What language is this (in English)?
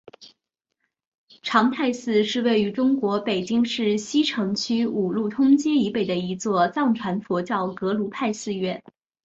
Chinese